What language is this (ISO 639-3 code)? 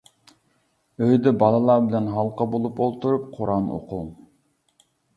uig